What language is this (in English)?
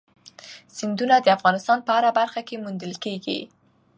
Pashto